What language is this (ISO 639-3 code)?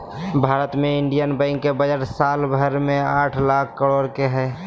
mag